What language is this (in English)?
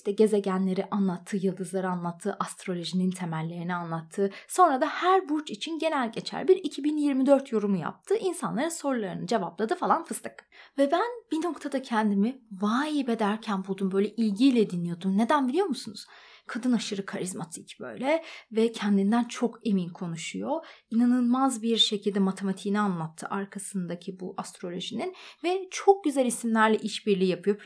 Turkish